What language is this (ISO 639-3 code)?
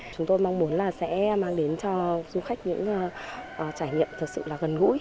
vie